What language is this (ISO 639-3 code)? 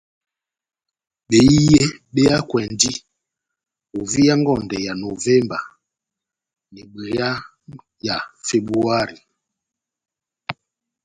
bnm